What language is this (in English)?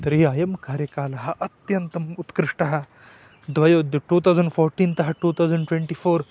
Sanskrit